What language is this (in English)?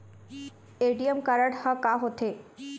Chhattisgarhi